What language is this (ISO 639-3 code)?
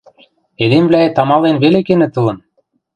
mrj